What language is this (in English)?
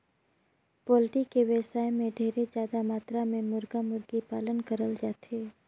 Chhattisgarhi